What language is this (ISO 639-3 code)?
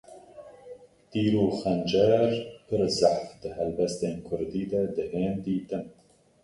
kur